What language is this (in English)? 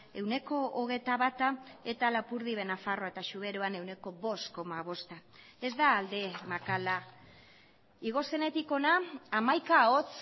Basque